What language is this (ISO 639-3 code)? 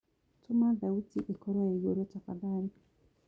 kik